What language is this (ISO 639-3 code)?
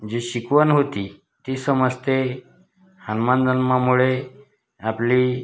mar